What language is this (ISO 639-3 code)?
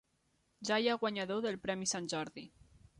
cat